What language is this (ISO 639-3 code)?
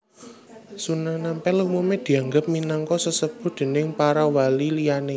jav